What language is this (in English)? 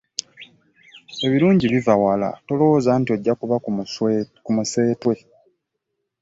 Ganda